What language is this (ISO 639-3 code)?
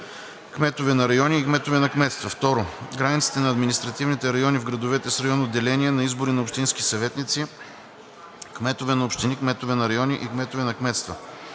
bul